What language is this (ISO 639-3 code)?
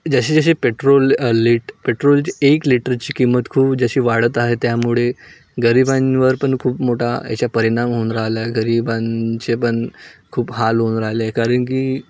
mar